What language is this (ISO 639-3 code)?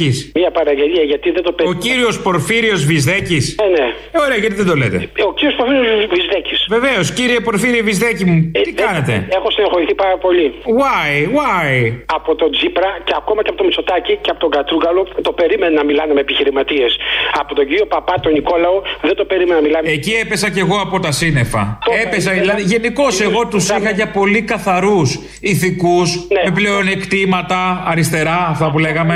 ell